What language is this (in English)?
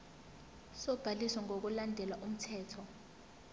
Zulu